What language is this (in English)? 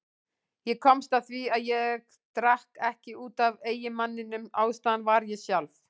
Icelandic